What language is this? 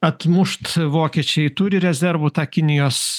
Lithuanian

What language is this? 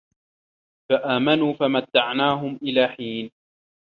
Arabic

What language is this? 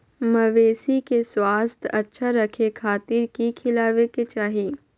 Magahi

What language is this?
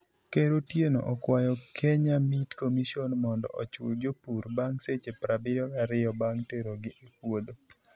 Luo (Kenya and Tanzania)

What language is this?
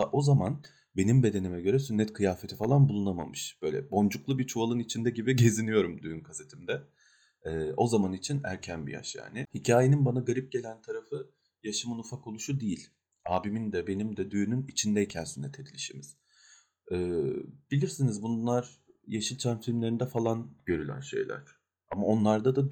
Turkish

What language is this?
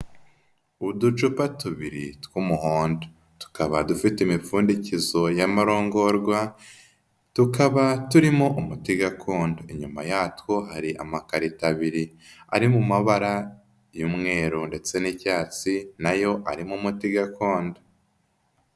Kinyarwanda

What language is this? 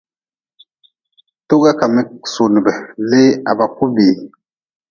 Nawdm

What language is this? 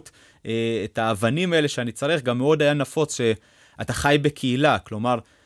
Hebrew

